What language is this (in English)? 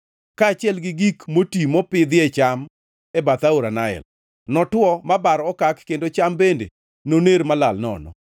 Luo (Kenya and Tanzania)